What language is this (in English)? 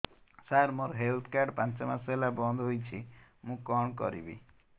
Odia